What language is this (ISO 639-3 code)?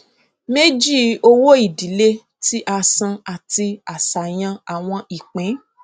yor